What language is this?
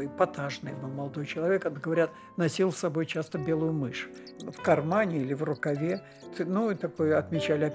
Russian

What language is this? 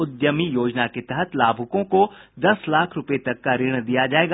Hindi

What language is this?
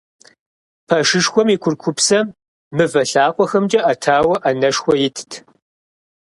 Kabardian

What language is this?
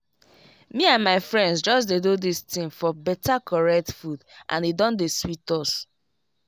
Nigerian Pidgin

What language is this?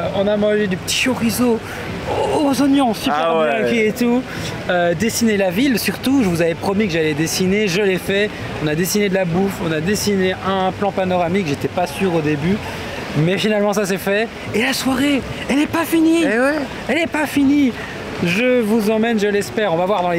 French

